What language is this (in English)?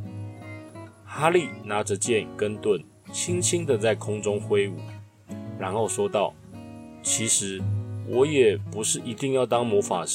Chinese